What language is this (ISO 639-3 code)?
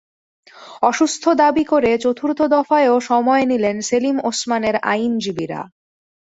ben